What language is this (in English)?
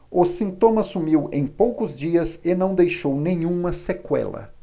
Portuguese